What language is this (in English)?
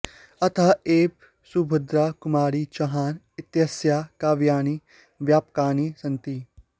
Sanskrit